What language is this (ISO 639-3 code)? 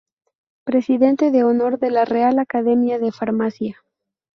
spa